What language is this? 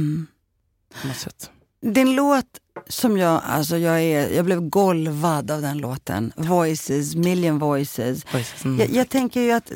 Swedish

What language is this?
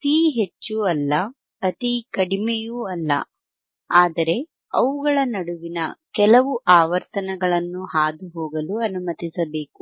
Kannada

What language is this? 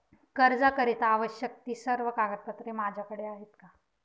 Marathi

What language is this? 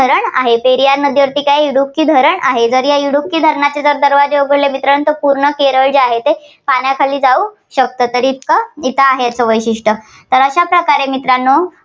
Marathi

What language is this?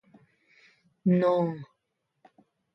Tepeuxila Cuicatec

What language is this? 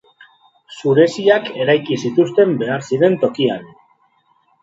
Basque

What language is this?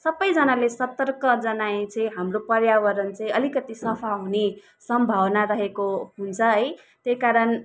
Nepali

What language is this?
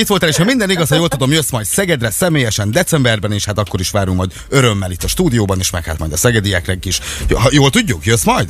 Hungarian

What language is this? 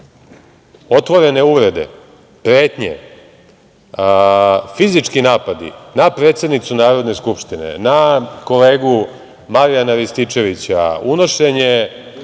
Serbian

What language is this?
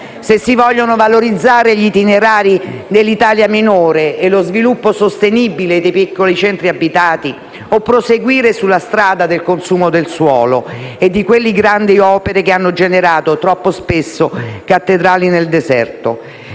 Italian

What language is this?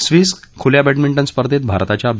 Marathi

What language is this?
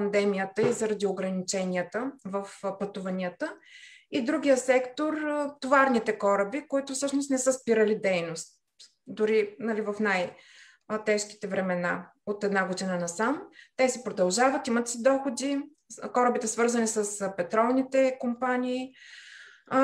Bulgarian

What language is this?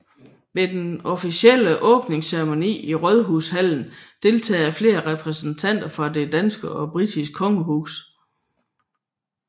Danish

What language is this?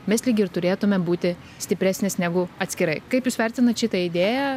Lithuanian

